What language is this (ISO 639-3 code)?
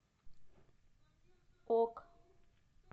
rus